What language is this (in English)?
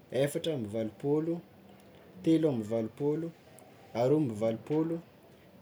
Tsimihety Malagasy